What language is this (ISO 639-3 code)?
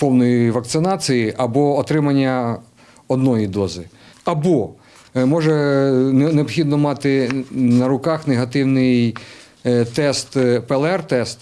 ukr